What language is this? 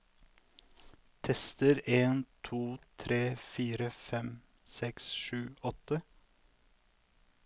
Norwegian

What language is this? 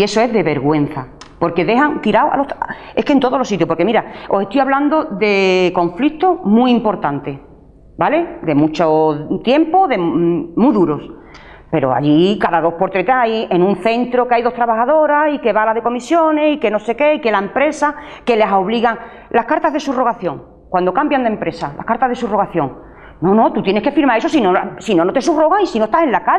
Spanish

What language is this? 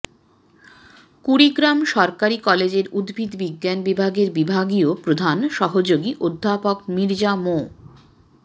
Bangla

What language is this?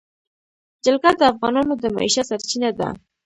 Pashto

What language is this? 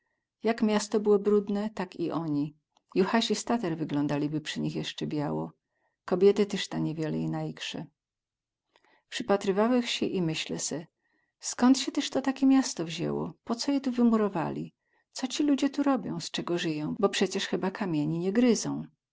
Polish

